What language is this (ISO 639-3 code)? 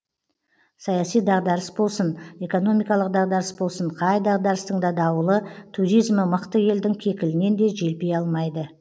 kaz